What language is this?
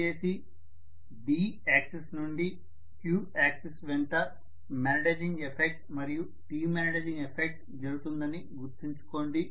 Telugu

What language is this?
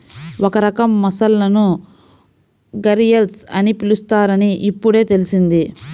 Telugu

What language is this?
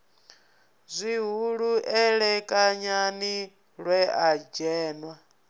Venda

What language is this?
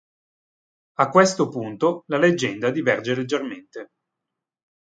Italian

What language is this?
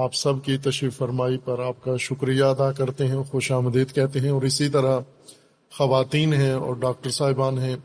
Urdu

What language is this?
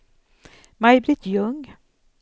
Swedish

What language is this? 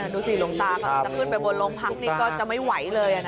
Thai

